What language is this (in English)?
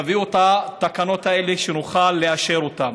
Hebrew